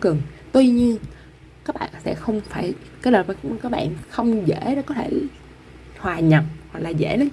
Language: Vietnamese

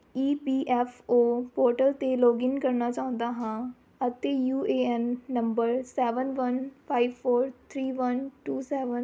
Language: Punjabi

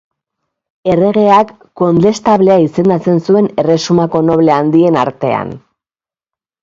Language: Basque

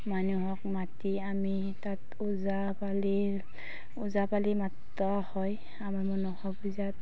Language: Assamese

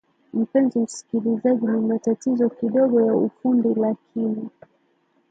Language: Swahili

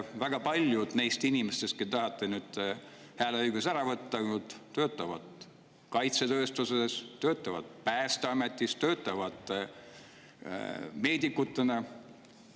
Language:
Estonian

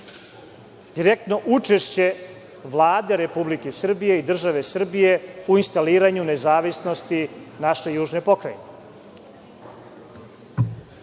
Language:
Serbian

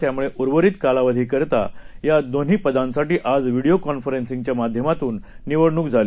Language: Marathi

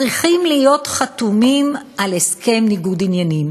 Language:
Hebrew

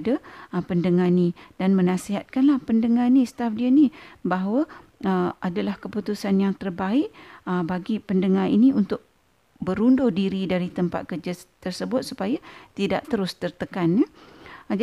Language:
Malay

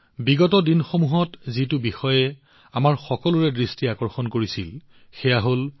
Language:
Assamese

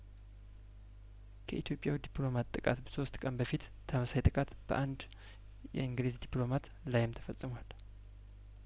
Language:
Amharic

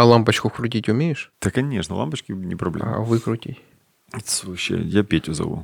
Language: Russian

